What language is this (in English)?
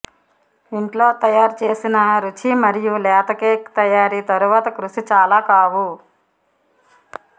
Telugu